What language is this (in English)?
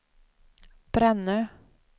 Swedish